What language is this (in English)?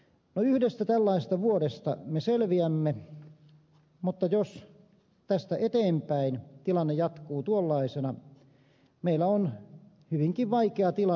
Finnish